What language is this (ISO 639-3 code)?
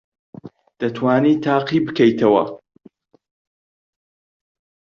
ckb